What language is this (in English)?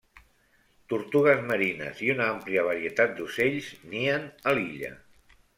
Catalan